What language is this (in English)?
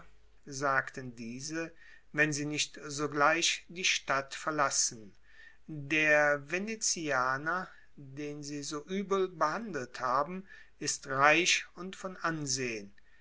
German